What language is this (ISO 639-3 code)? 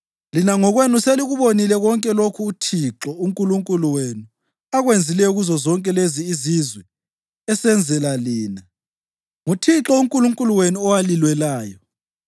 nde